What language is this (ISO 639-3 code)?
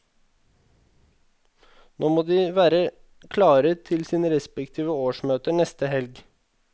nor